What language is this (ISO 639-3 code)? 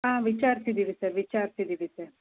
kan